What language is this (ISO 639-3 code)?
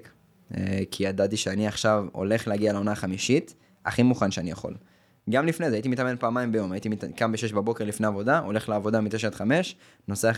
heb